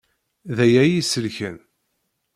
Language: Kabyle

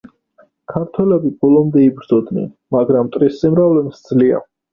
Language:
Georgian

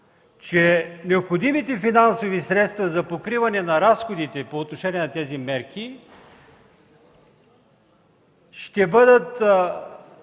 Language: Bulgarian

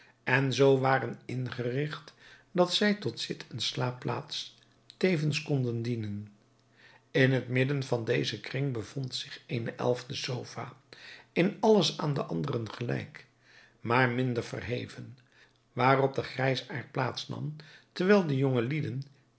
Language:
Dutch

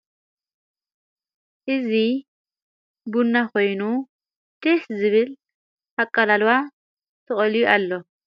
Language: Tigrinya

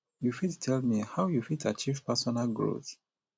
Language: Nigerian Pidgin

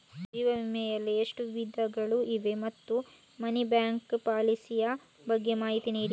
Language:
Kannada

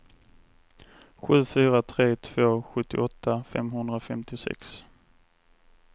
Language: Swedish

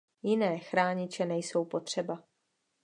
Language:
Czech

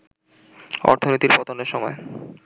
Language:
Bangla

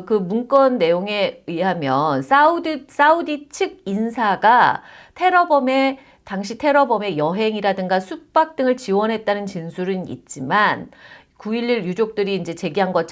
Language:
Korean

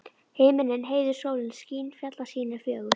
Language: Icelandic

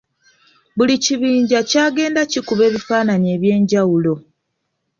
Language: Ganda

